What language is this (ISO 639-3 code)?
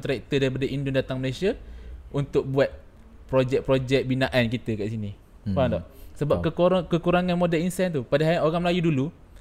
msa